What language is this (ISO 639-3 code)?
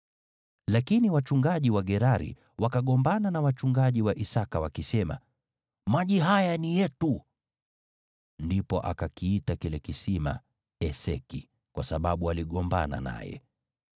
swa